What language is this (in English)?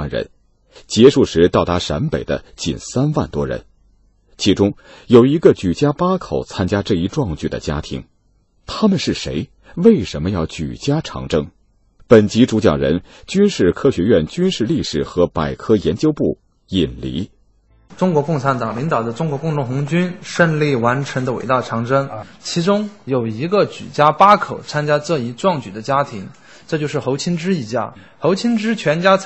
Chinese